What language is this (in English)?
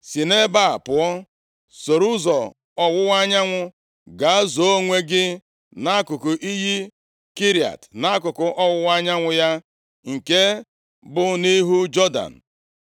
Igbo